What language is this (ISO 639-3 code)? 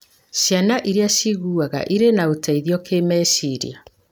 kik